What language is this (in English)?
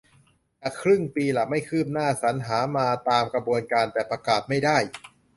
Thai